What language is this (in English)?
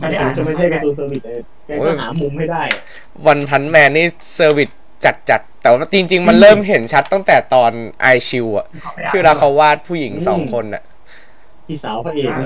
Thai